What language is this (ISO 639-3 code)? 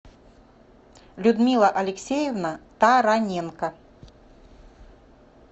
rus